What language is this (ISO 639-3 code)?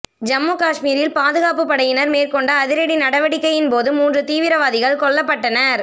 tam